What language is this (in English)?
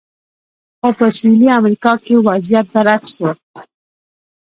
Pashto